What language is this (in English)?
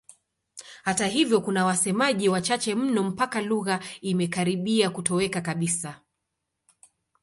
Swahili